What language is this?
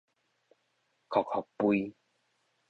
Min Nan Chinese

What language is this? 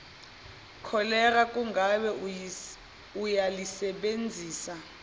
Zulu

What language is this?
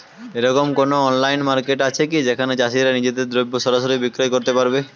Bangla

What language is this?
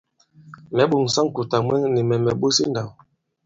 Bankon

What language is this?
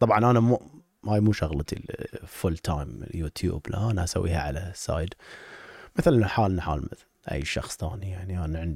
Arabic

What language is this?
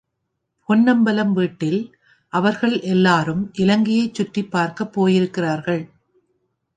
Tamil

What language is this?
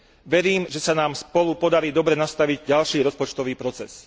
Slovak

